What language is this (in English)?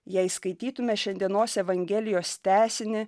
Lithuanian